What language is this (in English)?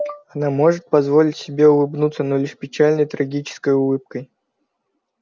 Russian